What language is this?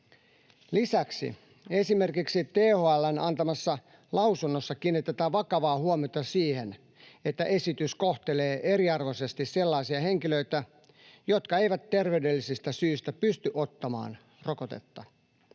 Finnish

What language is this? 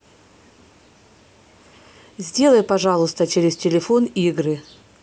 Russian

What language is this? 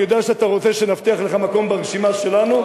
Hebrew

